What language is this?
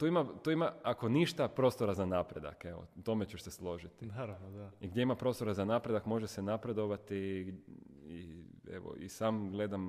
Croatian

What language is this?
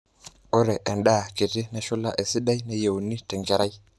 Masai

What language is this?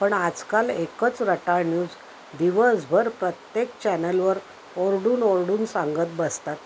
Marathi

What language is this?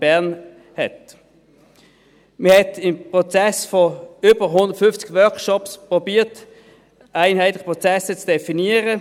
Swiss German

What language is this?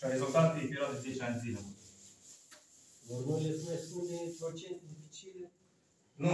Romanian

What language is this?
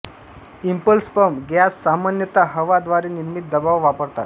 Marathi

